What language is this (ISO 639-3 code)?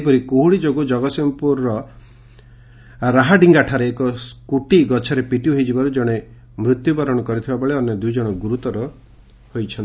ori